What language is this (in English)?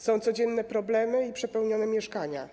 Polish